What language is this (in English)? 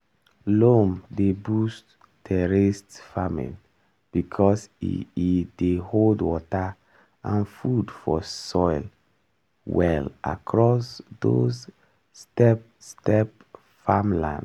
Nigerian Pidgin